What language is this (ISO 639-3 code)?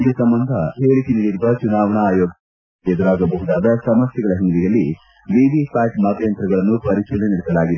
kan